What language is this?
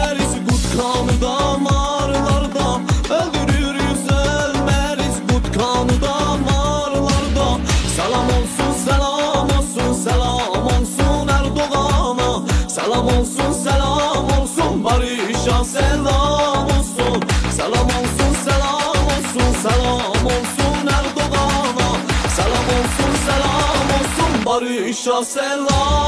Turkish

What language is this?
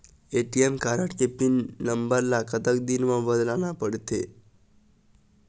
Chhattisgarhi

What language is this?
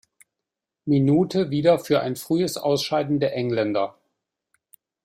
German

